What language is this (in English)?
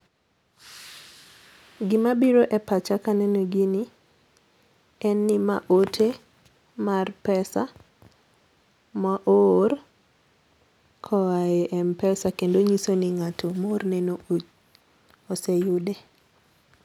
Luo (Kenya and Tanzania)